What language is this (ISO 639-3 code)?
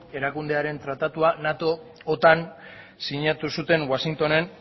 eus